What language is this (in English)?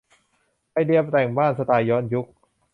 Thai